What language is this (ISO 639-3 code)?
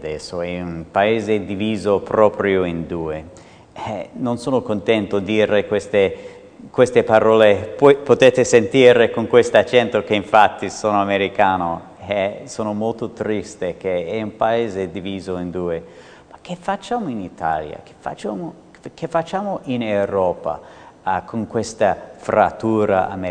ita